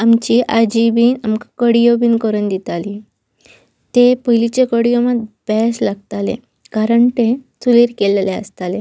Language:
Konkani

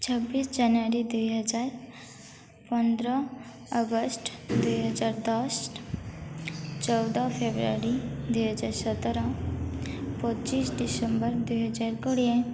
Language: Odia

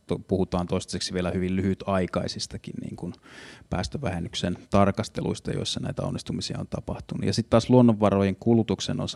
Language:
Finnish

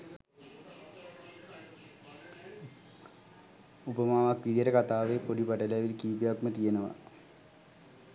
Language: Sinhala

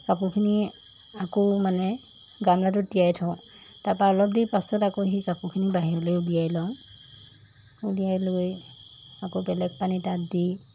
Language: Assamese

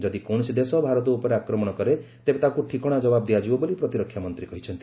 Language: Odia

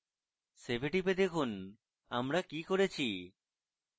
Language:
Bangla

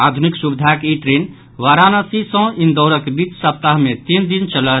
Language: Maithili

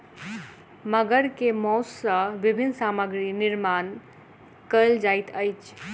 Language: Maithili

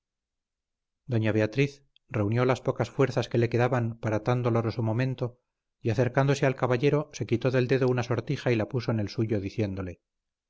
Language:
Spanish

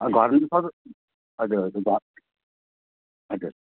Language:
Nepali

